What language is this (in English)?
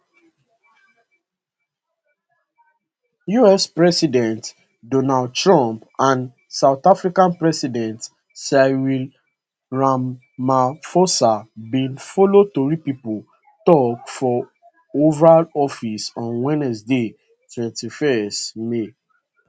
Nigerian Pidgin